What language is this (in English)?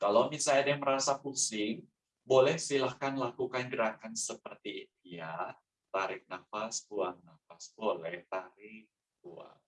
Indonesian